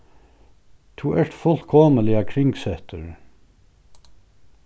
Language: Faroese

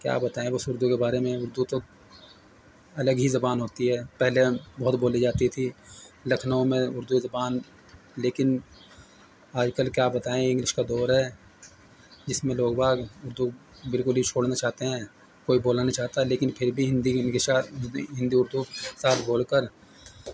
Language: Urdu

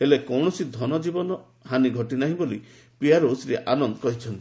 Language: Odia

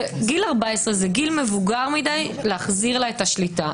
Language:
Hebrew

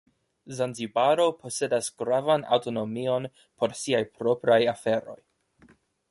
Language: Esperanto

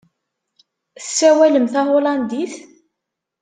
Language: Kabyle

